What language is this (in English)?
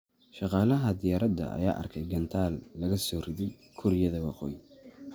Somali